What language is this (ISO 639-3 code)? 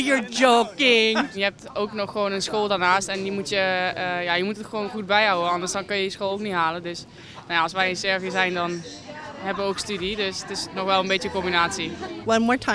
nld